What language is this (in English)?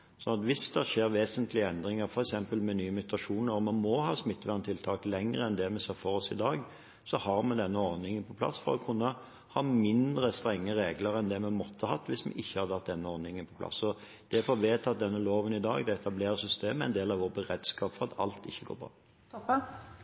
Norwegian